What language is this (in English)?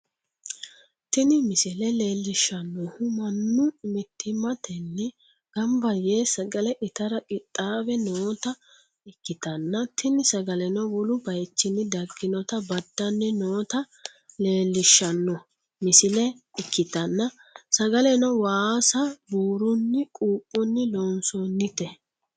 Sidamo